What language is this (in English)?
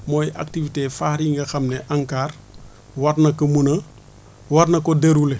Wolof